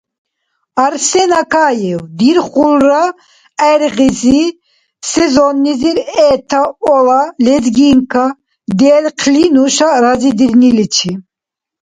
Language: Dargwa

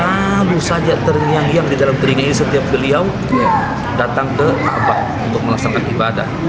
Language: Indonesian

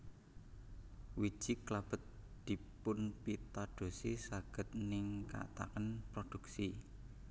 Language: Javanese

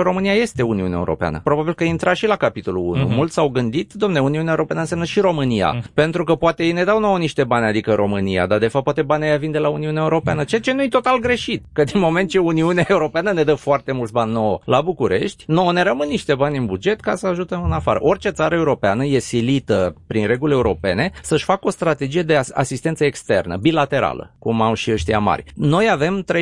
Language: Romanian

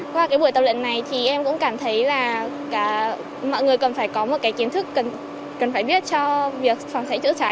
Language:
Vietnamese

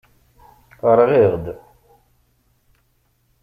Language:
Kabyle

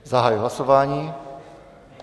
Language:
Czech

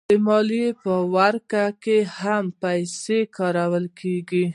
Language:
Pashto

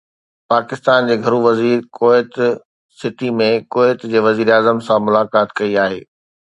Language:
Sindhi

